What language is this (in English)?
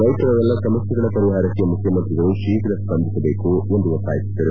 Kannada